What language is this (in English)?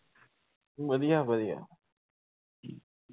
Punjabi